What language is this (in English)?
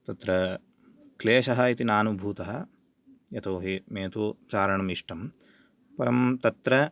Sanskrit